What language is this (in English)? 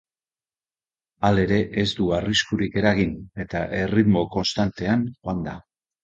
Basque